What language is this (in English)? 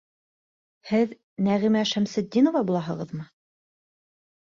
Bashkir